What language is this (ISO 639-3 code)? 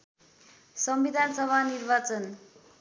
nep